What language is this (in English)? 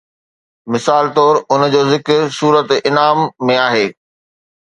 Sindhi